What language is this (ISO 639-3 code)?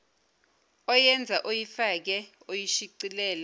zul